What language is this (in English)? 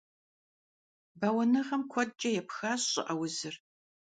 Kabardian